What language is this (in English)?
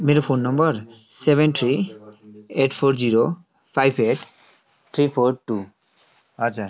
Nepali